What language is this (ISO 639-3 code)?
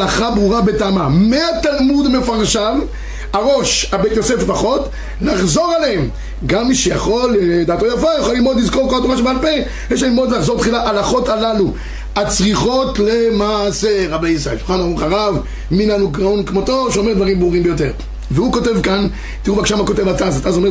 heb